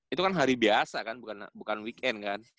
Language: Indonesian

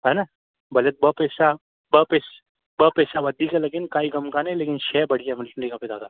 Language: Sindhi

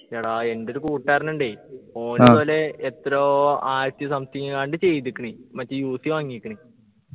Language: Malayalam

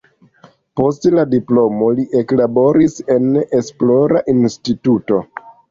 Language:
Esperanto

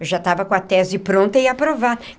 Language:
Portuguese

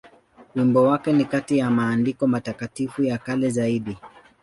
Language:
Swahili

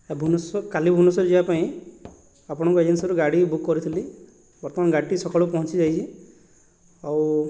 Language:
Odia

